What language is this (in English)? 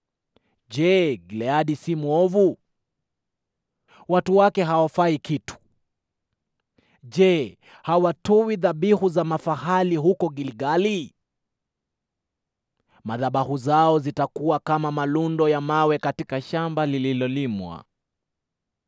Swahili